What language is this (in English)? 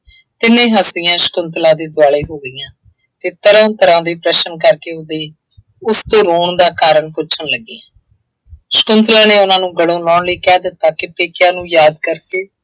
Punjabi